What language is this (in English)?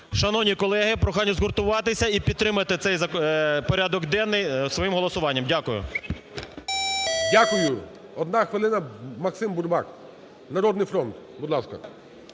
Ukrainian